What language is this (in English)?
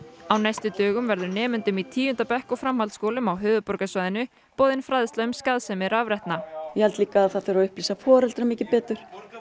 Icelandic